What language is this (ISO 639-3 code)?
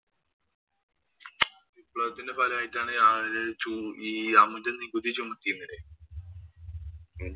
mal